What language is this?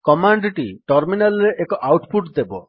Odia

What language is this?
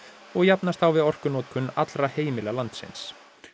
Icelandic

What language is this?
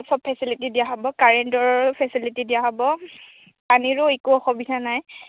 Assamese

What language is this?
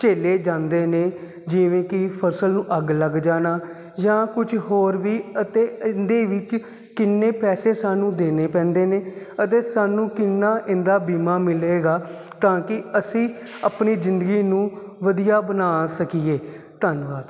Punjabi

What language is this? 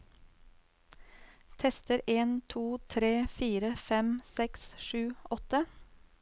Norwegian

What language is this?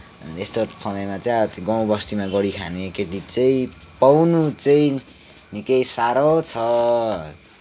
Nepali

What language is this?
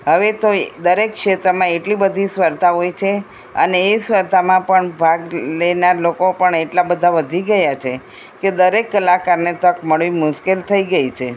Gujarati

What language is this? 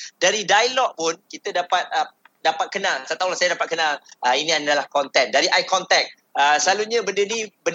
Malay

